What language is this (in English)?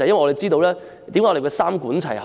Cantonese